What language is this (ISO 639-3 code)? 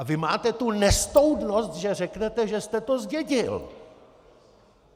ces